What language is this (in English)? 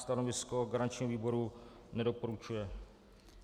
Czech